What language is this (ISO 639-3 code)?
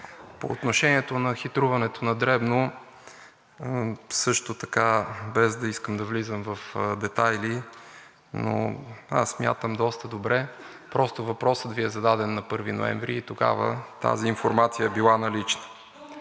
bul